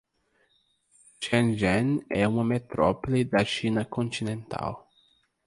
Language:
Portuguese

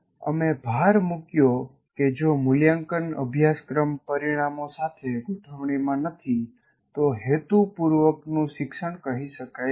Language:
Gujarati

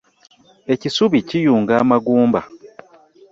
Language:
Ganda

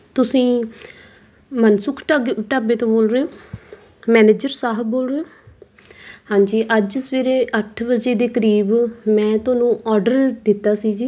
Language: Punjabi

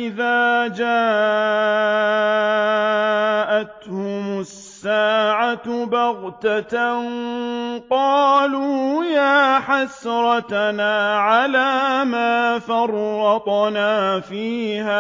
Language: Arabic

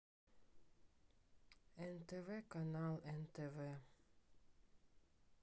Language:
Russian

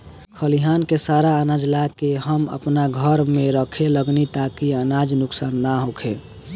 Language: Bhojpuri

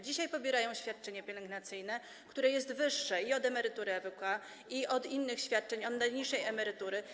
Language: Polish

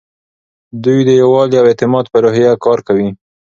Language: Pashto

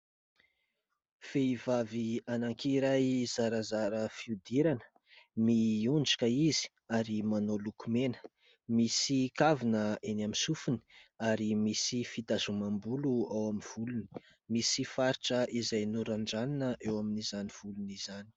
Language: Malagasy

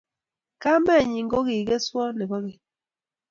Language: Kalenjin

